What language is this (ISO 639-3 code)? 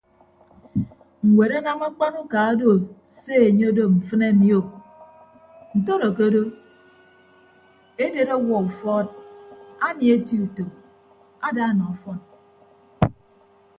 ibb